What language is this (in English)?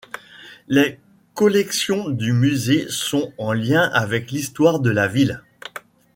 French